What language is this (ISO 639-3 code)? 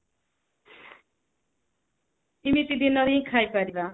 ori